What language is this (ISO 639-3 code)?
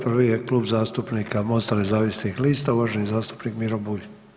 hrv